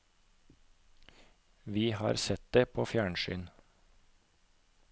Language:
Norwegian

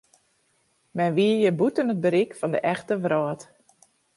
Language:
Western Frisian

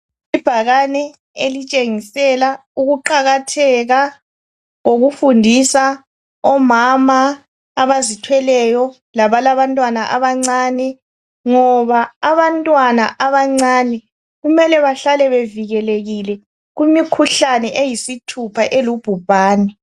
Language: North Ndebele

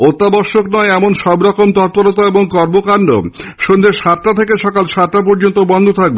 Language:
Bangla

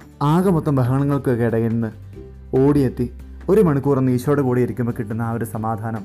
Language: Malayalam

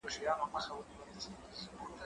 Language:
Pashto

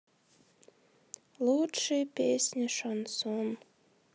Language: Russian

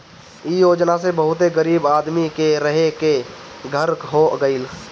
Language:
Bhojpuri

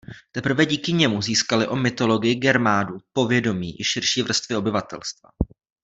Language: Czech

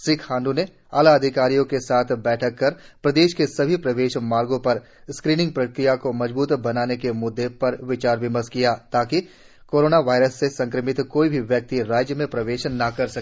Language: Hindi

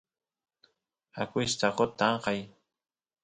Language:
Santiago del Estero Quichua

